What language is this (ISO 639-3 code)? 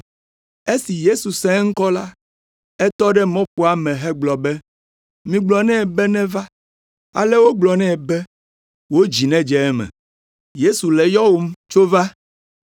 ewe